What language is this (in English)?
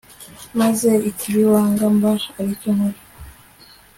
Kinyarwanda